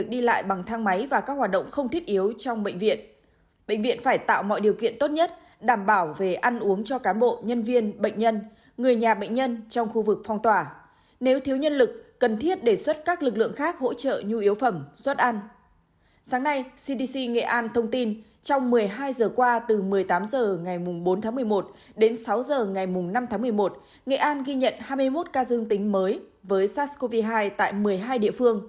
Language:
Vietnamese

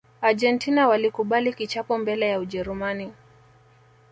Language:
Swahili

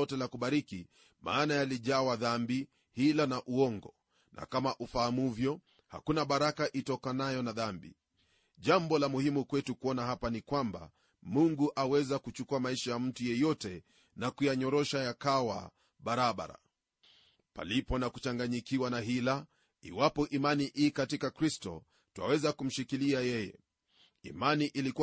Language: Swahili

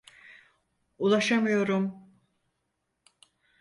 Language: Turkish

